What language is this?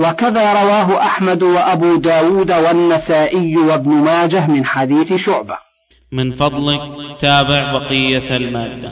Arabic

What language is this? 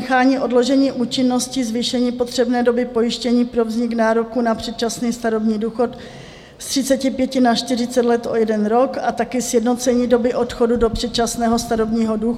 Czech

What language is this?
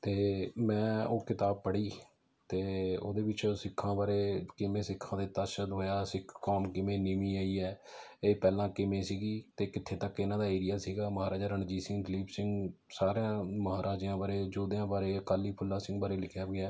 Punjabi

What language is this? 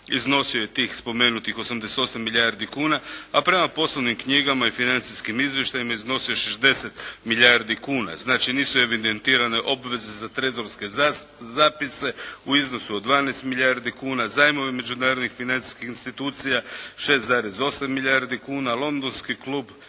Croatian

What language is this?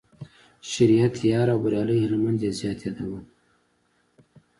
Pashto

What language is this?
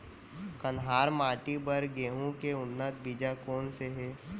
Chhattisgarhi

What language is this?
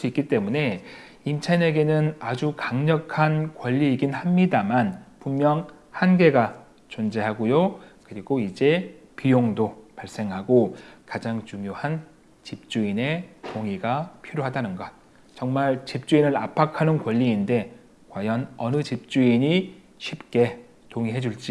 Korean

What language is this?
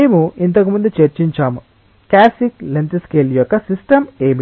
Telugu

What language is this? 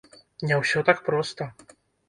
Belarusian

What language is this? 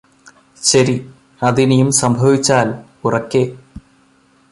Malayalam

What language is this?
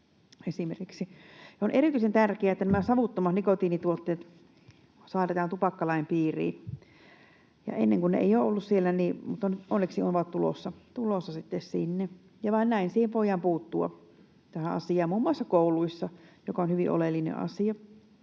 Finnish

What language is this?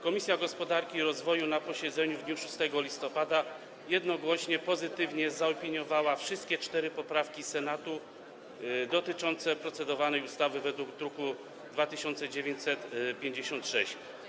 Polish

